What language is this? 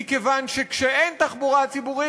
Hebrew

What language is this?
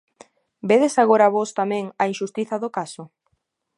Galician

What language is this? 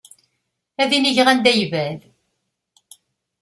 Kabyle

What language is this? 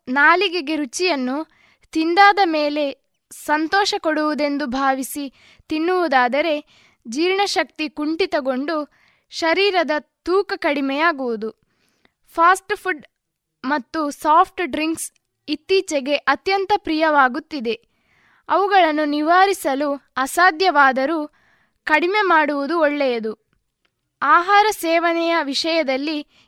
Kannada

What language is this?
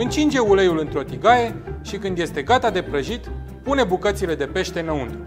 Romanian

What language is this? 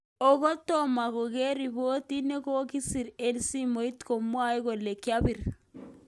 Kalenjin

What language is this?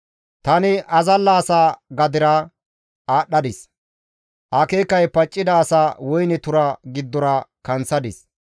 Gamo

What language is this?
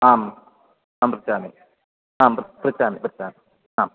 Sanskrit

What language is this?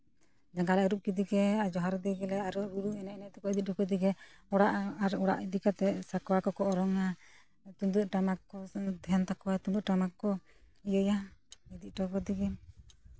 Santali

